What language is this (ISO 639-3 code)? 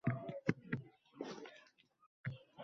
uzb